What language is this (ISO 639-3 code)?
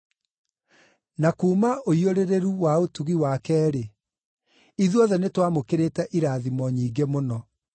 kik